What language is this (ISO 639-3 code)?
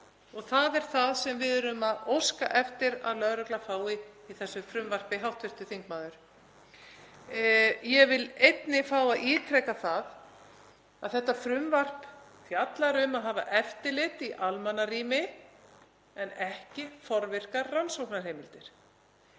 isl